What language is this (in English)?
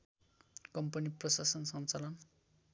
Nepali